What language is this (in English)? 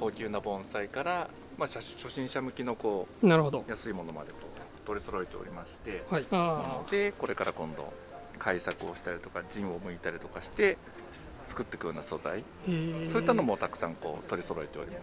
Japanese